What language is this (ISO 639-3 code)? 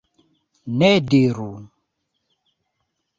epo